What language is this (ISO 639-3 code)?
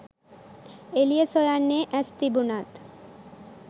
sin